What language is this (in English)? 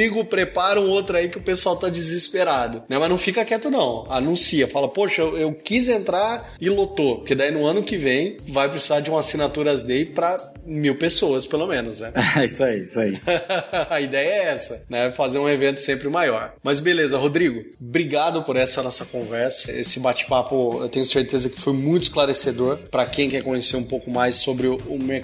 Portuguese